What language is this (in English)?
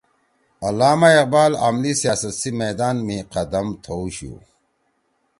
Torwali